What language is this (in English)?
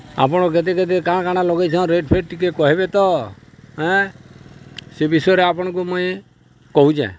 Odia